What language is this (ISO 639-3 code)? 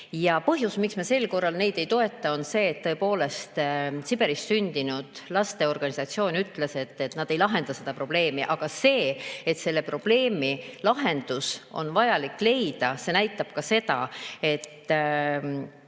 est